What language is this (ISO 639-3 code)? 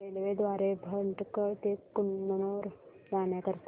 mar